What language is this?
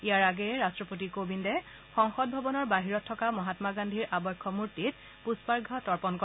Assamese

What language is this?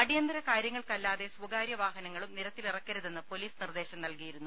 Malayalam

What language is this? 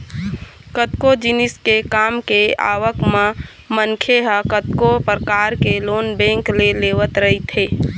Chhattisgarhi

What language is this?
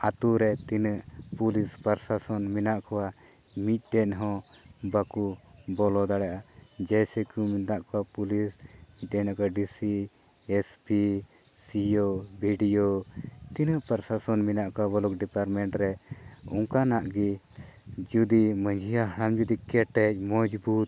Santali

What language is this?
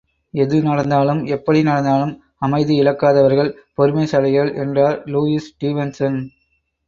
Tamil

